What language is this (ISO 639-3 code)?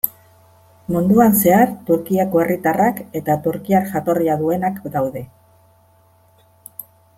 eus